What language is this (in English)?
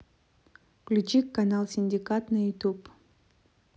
Russian